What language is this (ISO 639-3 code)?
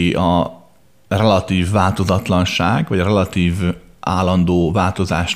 hun